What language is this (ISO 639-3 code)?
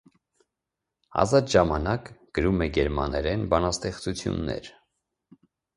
hye